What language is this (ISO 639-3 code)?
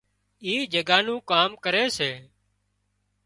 kxp